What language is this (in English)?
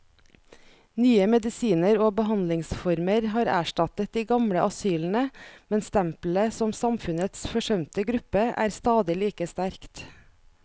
Norwegian